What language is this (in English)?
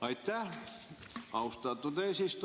Estonian